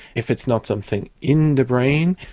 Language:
English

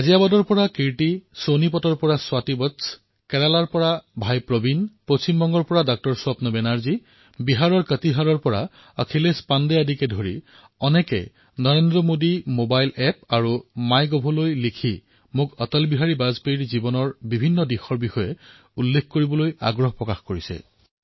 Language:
Assamese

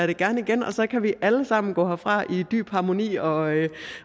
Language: Danish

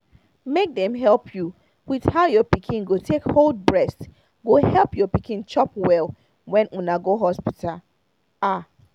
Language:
Nigerian Pidgin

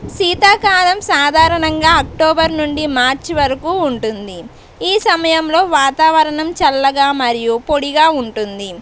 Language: Telugu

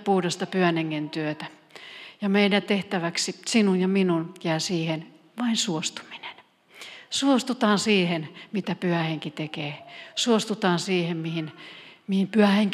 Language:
Finnish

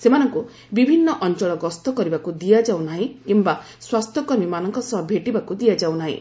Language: Odia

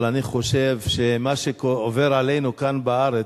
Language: Hebrew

